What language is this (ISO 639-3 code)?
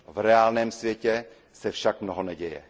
ces